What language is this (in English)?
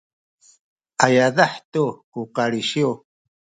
Sakizaya